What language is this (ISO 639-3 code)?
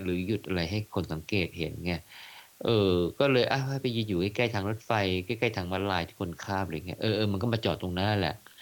tha